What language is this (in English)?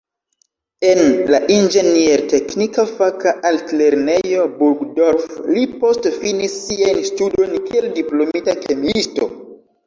Esperanto